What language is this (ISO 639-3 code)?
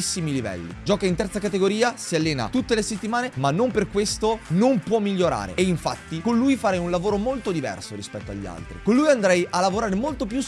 ita